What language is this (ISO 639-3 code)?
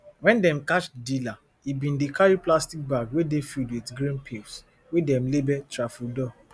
pcm